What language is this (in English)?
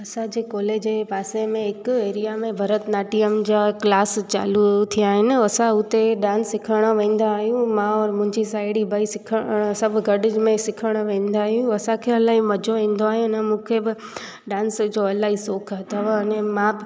Sindhi